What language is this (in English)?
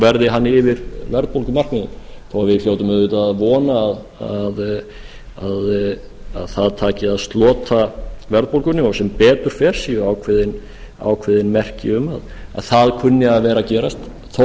Icelandic